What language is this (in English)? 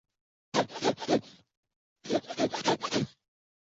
Chinese